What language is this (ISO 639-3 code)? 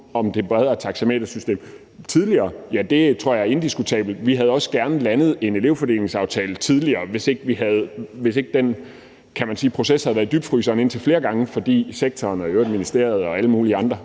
dan